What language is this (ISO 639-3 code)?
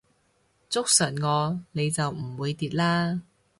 yue